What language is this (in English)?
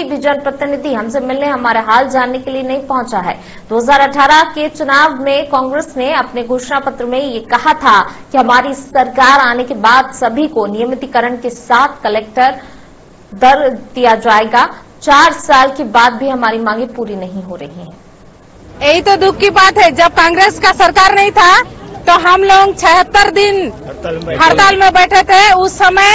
Hindi